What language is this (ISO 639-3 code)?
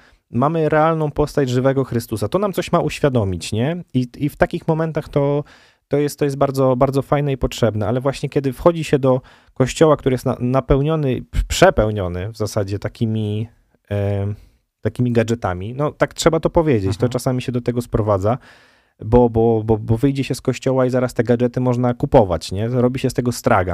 pol